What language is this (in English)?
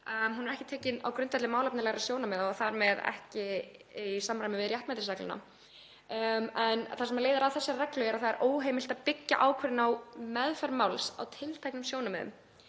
Icelandic